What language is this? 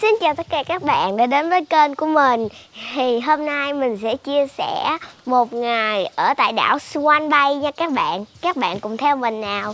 Vietnamese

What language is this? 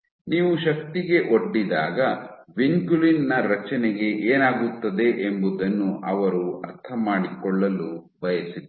Kannada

